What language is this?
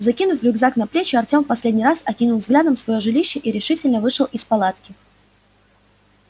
Russian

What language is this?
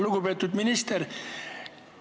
Estonian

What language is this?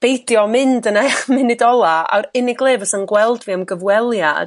Welsh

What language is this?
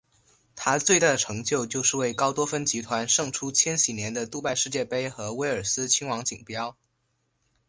Chinese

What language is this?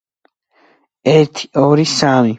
Georgian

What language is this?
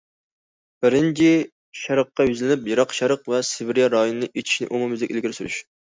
Uyghur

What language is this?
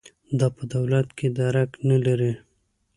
Pashto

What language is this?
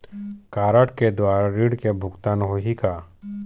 Chhattisgarhi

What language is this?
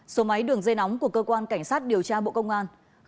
Vietnamese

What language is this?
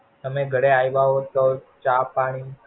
Gujarati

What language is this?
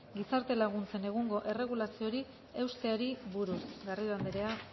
Basque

